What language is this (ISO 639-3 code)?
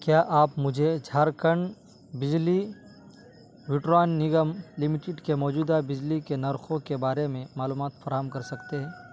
urd